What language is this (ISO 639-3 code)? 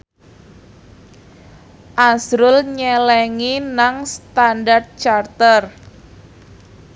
jav